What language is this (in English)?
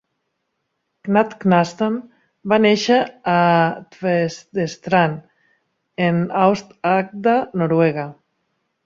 Catalan